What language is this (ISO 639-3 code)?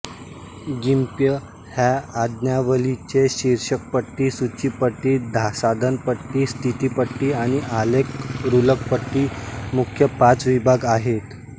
mar